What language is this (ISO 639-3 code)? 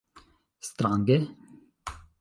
epo